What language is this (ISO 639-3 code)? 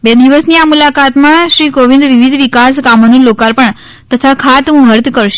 guj